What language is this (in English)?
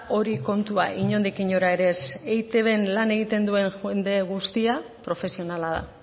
Basque